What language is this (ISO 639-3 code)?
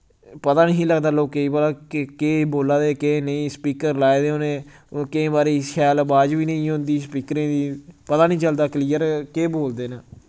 doi